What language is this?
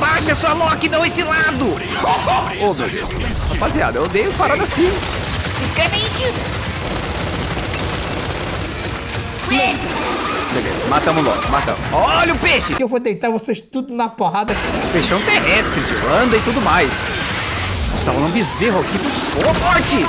Portuguese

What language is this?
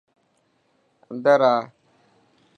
Dhatki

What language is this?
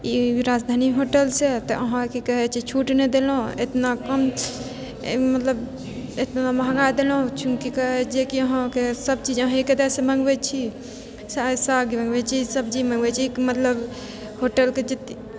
Maithili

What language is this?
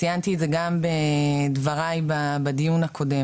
Hebrew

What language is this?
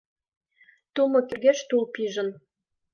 Mari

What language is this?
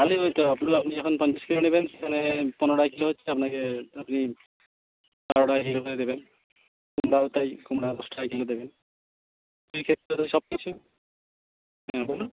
Bangla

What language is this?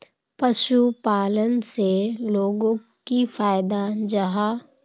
Magahi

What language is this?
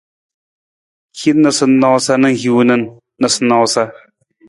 Nawdm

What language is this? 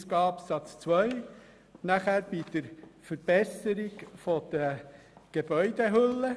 Swiss German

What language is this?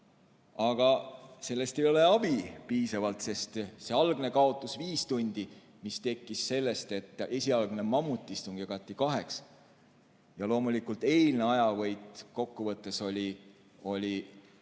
Estonian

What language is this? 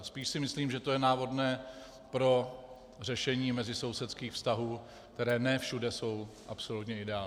Czech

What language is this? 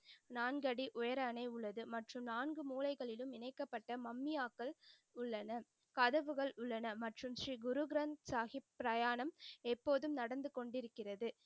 Tamil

